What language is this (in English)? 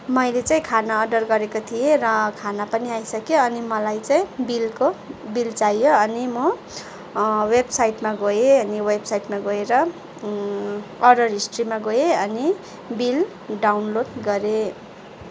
Nepali